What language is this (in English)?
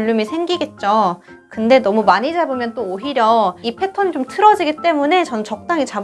Korean